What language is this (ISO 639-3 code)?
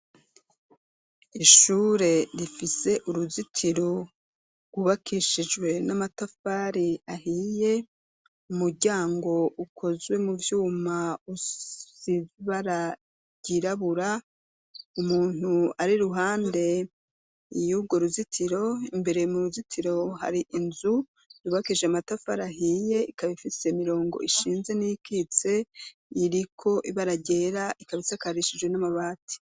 run